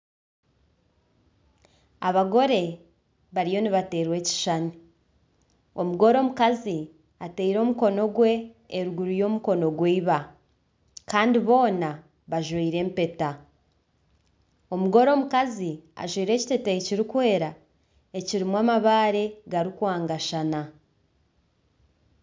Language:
Nyankole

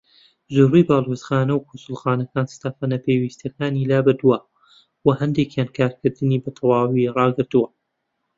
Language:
Central Kurdish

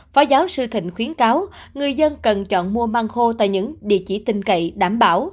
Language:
Vietnamese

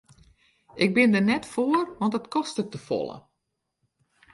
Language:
Western Frisian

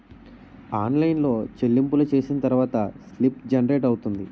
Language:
Telugu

